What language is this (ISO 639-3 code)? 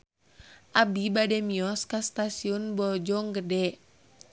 sun